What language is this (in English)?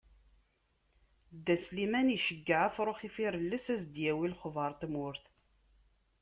Kabyle